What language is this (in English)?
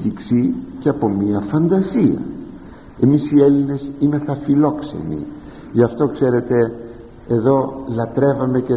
Greek